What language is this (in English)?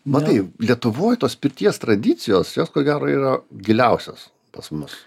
Lithuanian